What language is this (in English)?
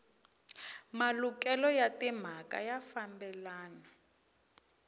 Tsonga